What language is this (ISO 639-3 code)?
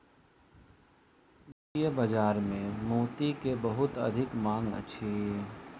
mai